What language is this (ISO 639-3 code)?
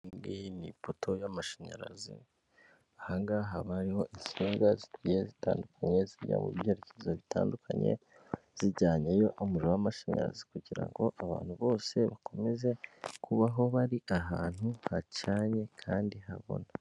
kin